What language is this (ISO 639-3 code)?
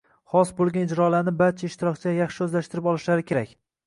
uzb